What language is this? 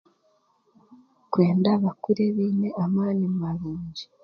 Chiga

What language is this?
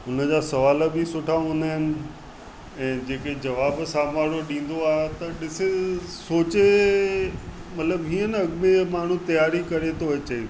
Sindhi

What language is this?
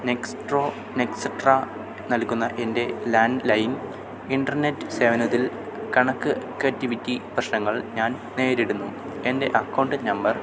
Malayalam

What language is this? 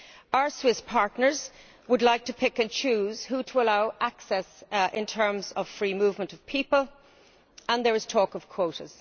English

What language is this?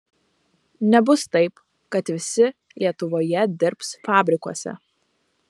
Lithuanian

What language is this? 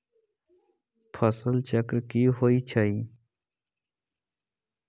Magahi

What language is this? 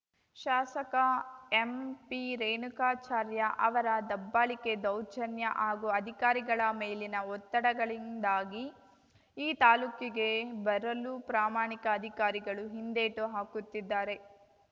Kannada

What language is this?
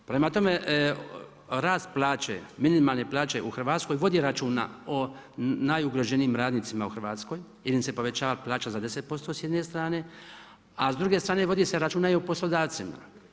Croatian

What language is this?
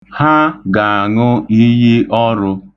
Igbo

